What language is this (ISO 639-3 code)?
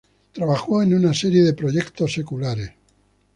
spa